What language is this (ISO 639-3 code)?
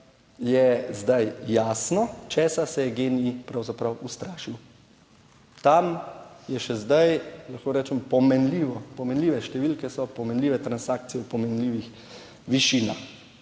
slv